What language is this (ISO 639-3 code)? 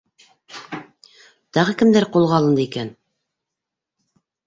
bak